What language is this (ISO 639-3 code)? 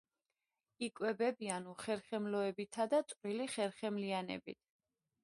kat